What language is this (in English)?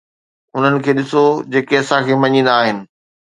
Sindhi